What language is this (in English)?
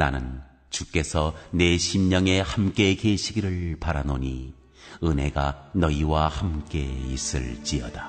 Korean